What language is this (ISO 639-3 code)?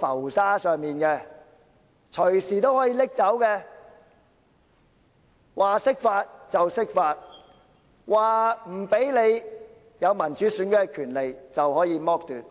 yue